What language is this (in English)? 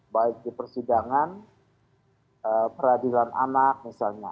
Indonesian